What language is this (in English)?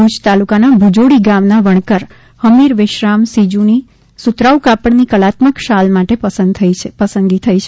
Gujarati